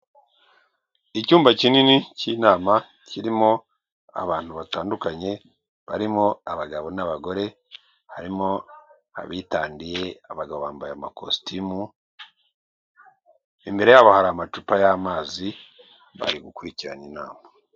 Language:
Kinyarwanda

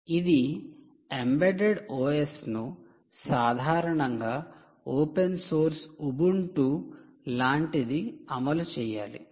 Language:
Telugu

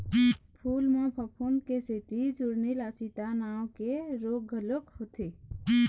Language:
Chhattisgarhi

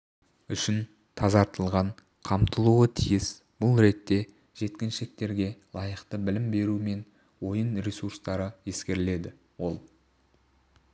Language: Kazakh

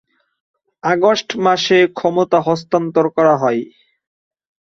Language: Bangla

